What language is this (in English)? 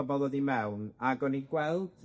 Welsh